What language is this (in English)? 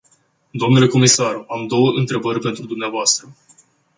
Romanian